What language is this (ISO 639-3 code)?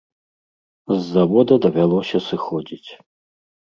bel